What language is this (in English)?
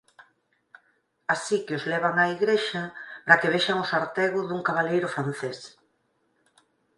Galician